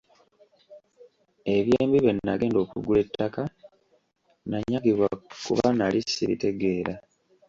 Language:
Ganda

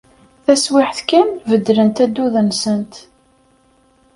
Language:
Kabyle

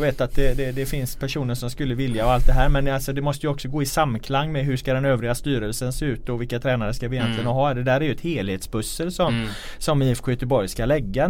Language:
Swedish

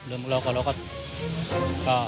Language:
Thai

